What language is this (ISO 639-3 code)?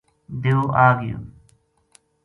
gju